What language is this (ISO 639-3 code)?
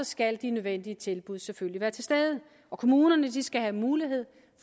dan